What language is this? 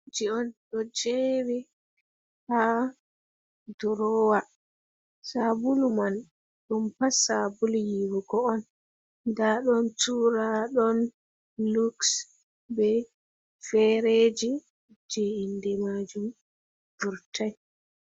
Fula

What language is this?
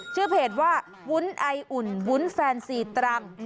Thai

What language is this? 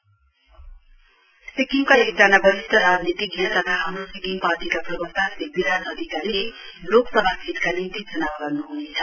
Nepali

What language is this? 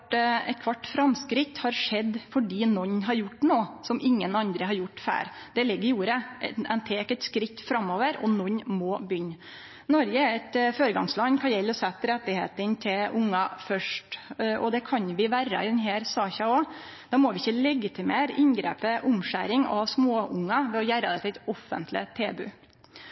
Norwegian Nynorsk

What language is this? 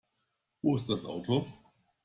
German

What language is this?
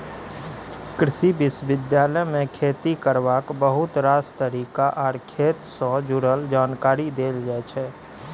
Maithili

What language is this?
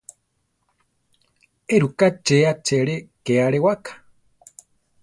Central Tarahumara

